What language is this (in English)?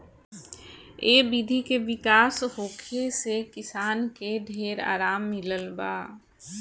Bhojpuri